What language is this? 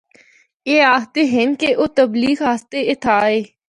Northern Hindko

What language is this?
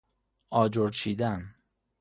Persian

